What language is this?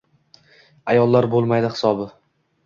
Uzbek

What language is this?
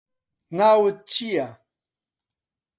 Central Kurdish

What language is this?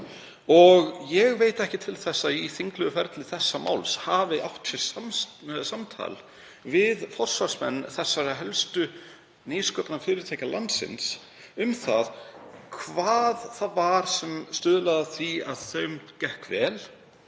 Icelandic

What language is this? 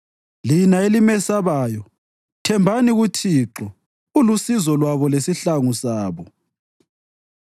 North Ndebele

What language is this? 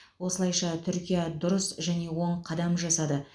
Kazakh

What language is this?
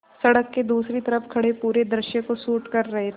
Hindi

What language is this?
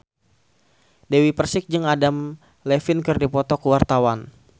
Sundanese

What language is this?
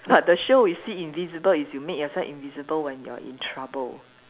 English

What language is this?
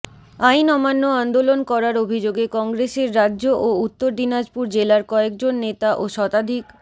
Bangla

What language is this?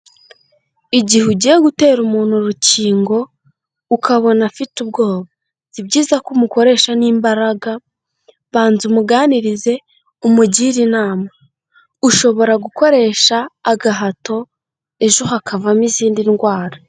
Kinyarwanda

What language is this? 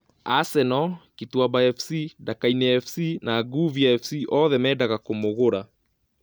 Kikuyu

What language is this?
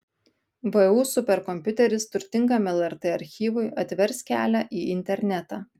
Lithuanian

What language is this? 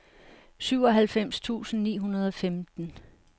Danish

